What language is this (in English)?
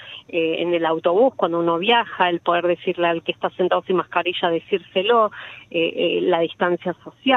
Spanish